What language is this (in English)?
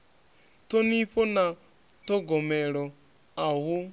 Venda